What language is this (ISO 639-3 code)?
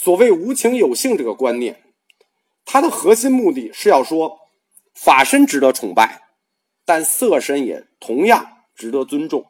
zho